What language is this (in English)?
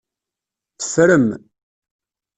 Kabyle